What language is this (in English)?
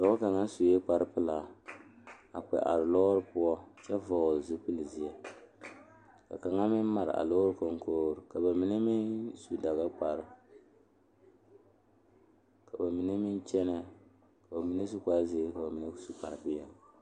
Southern Dagaare